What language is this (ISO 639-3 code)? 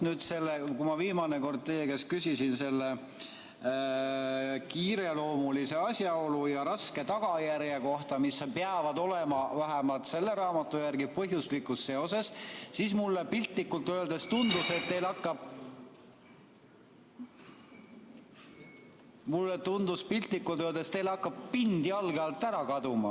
est